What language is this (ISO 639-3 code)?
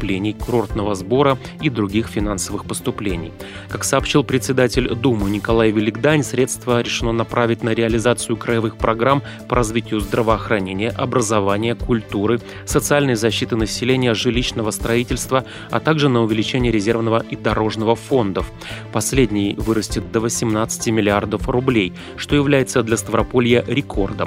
rus